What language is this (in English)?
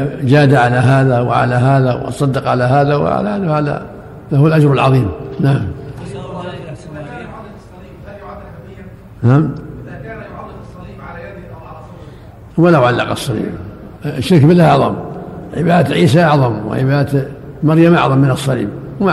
Arabic